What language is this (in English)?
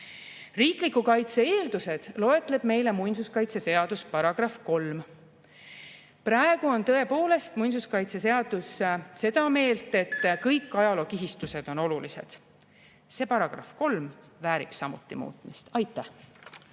Estonian